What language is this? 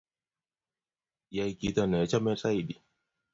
Kalenjin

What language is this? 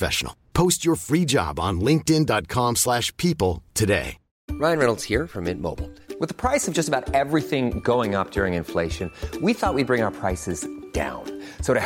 Persian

